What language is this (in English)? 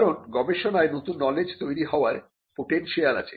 Bangla